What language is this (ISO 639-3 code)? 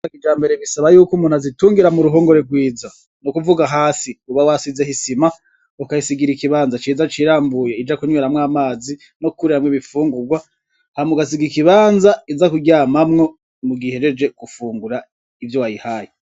run